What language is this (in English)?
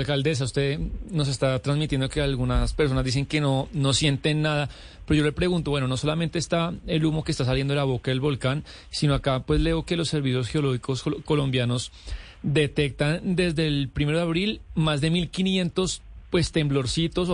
Spanish